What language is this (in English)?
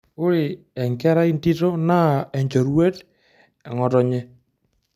Masai